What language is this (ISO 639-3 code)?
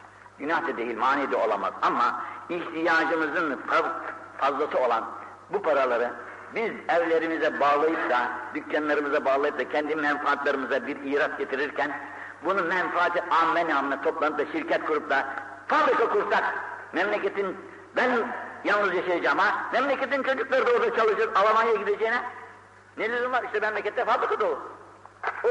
tur